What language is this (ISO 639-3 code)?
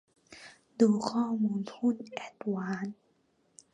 tha